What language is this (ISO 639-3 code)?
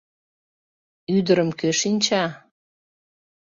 chm